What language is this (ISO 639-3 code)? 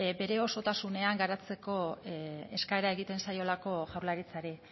eus